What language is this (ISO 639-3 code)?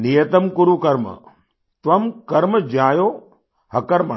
hin